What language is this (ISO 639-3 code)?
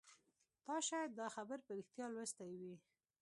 pus